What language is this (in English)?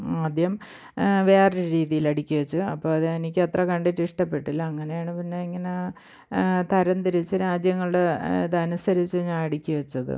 Malayalam